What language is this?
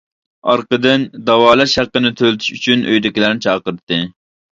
Uyghur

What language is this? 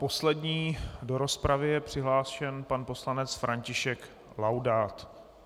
Czech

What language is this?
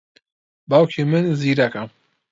Central Kurdish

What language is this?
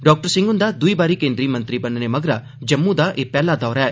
Dogri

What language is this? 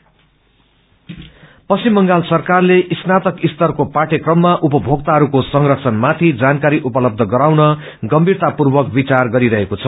Nepali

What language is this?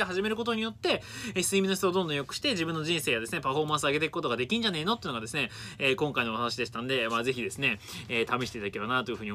Japanese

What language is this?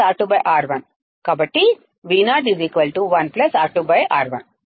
Telugu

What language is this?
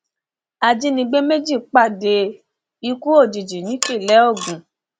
Yoruba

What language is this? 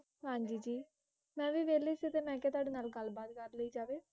Punjabi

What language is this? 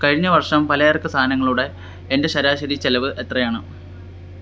Malayalam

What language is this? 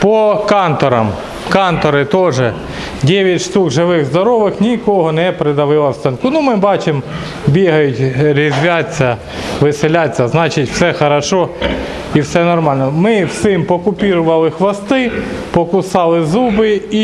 Russian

